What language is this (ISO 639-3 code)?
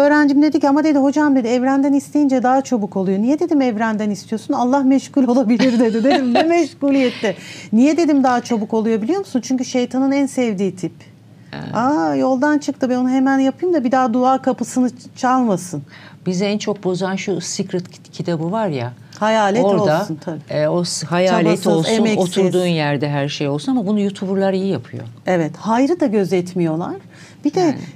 tur